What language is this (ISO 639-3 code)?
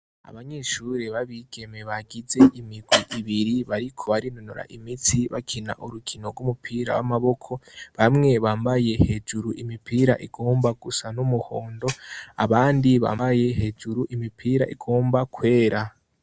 run